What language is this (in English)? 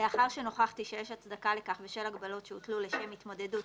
Hebrew